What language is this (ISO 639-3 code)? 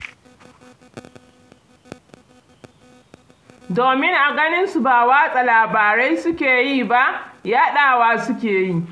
hau